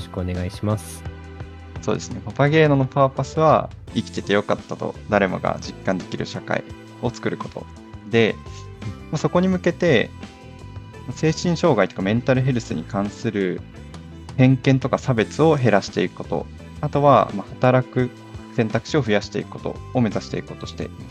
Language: Japanese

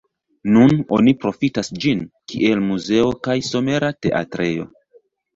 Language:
Esperanto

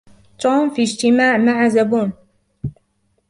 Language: Arabic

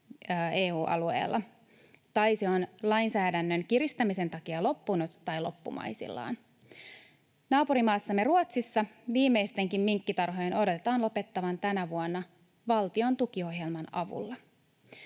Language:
Finnish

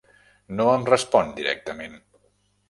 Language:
Catalan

